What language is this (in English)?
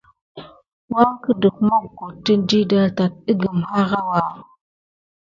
Gidar